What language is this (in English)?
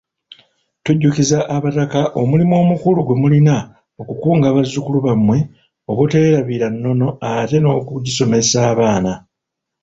Ganda